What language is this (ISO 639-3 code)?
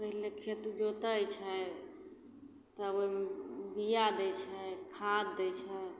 mai